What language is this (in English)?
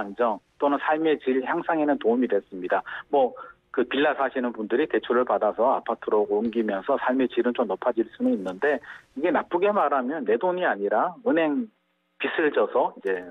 Korean